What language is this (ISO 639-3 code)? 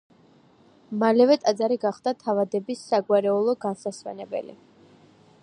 kat